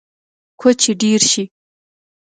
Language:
Pashto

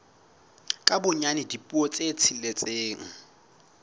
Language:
Southern Sotho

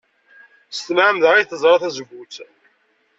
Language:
Kabyle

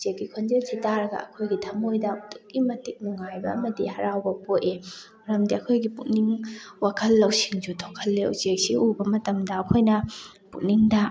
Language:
Manipuri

